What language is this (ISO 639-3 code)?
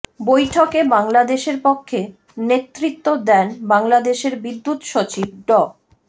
ben